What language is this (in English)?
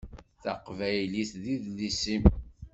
Kabyle